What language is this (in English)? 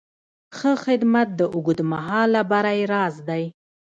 Pashto